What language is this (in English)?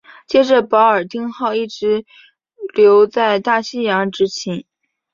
Chinese